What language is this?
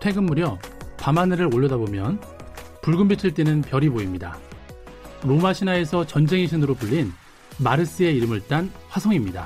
Korean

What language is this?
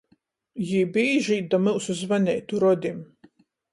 Latgalian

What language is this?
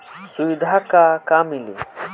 Bhojpuri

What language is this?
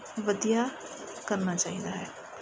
Punjabi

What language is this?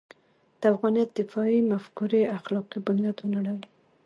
Pashto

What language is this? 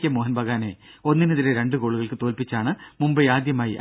Malayalam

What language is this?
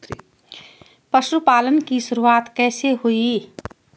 Hindi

